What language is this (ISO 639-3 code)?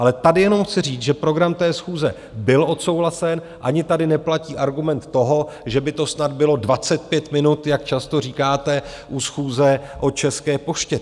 ces